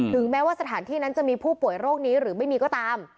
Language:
Thai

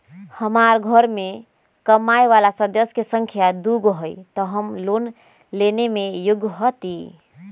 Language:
Magahi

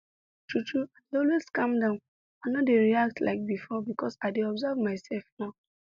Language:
Nigerian Pidgin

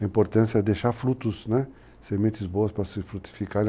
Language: Portuguese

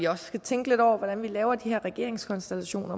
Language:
Danish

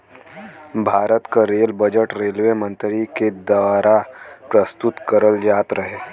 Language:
Bhojpuri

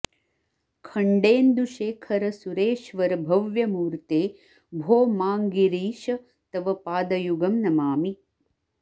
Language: Sanskrit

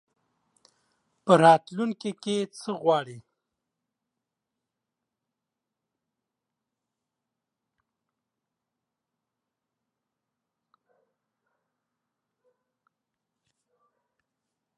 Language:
Pashto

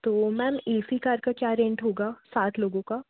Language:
Hindi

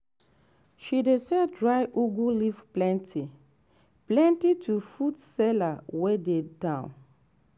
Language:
Nigerian Pidgin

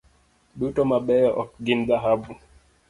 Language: Luo (Kenya and Tanzania)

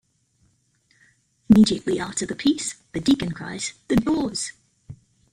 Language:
English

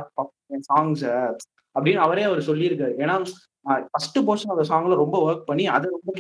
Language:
Tamil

